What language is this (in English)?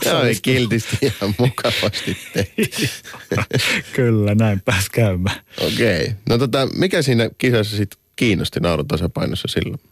Finnish